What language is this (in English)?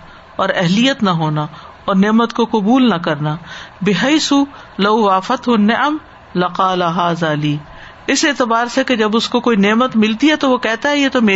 Urdu